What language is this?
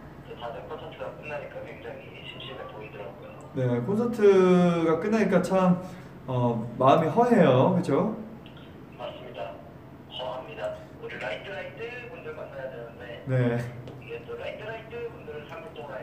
Korean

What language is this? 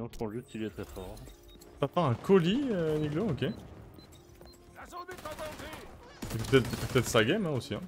French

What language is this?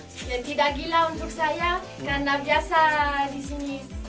Indonesian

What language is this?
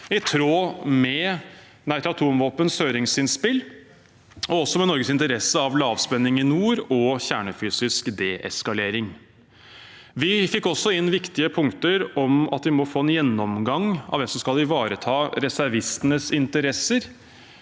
Norwegian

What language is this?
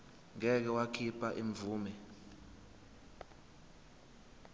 Zulu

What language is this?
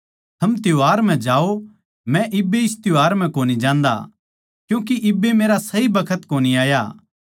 Haryanvi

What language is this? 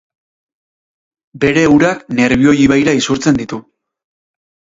Basque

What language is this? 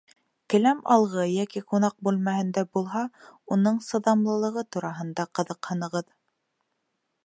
Bashkir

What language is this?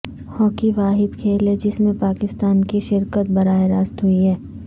Urdu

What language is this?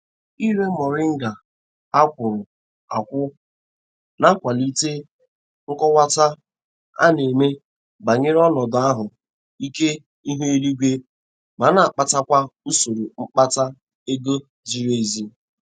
Igbo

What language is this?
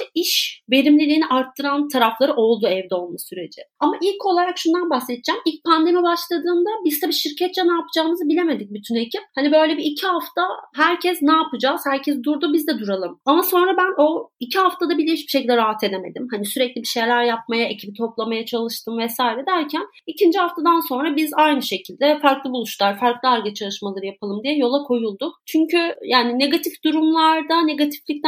Turkish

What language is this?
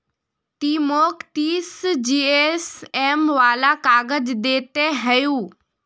Magahi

